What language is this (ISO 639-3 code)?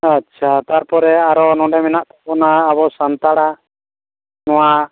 sat